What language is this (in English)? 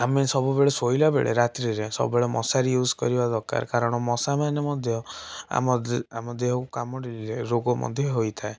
Odia